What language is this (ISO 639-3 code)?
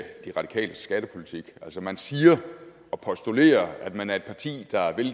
dan